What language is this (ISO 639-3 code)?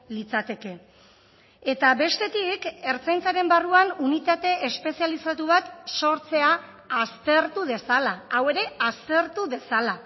eus